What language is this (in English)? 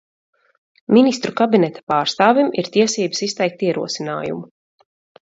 Latvian